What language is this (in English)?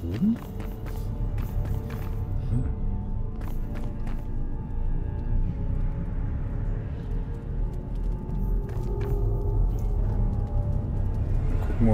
German